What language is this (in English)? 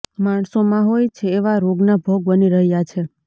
Gujarati